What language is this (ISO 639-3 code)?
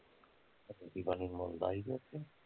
pan